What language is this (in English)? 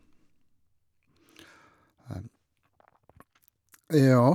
Norwegian